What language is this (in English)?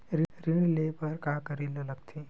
Chhattisgarhi